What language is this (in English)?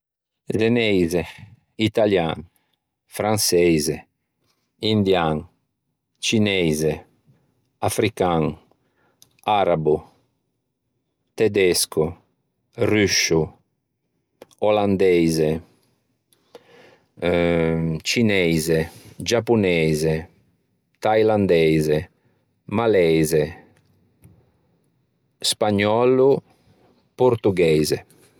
Ligurian